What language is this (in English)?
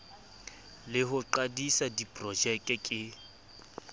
Southern Sotho